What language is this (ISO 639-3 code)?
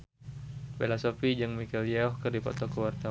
sun